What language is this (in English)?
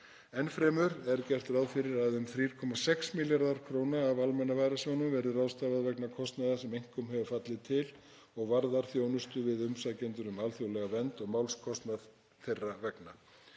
Icelandic